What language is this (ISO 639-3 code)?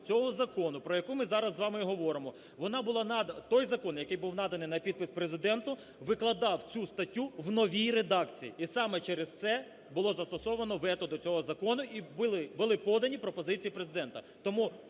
ukr